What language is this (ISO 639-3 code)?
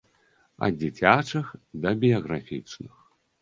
bel